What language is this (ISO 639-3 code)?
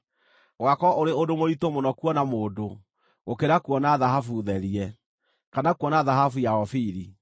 kik